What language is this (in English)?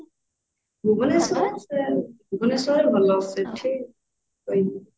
Odia